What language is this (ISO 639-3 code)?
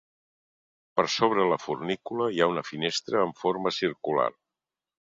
cat